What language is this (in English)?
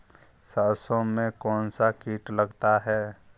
Hindi